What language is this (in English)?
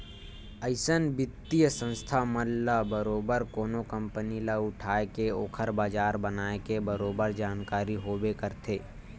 Chhattisgarhi